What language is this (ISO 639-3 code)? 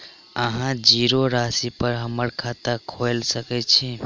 mai